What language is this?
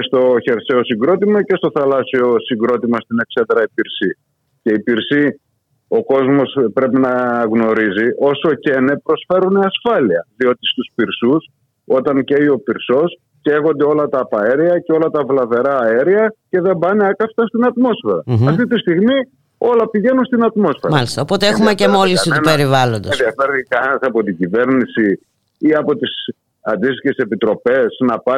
Greek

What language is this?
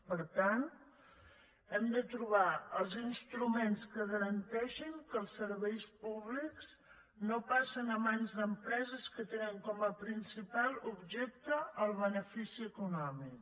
Catalan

